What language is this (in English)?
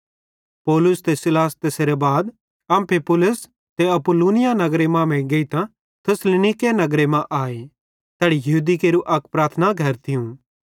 Bhadrawahi